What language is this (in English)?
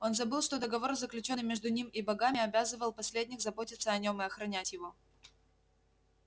Russian